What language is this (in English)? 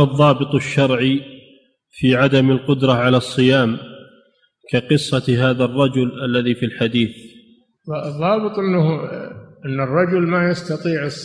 Arabic